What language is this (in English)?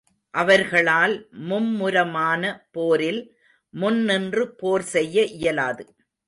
Tamil